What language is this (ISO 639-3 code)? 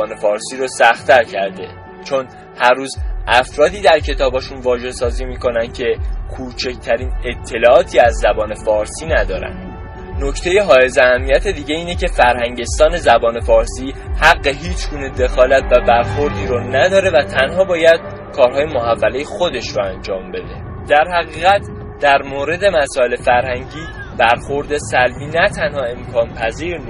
fas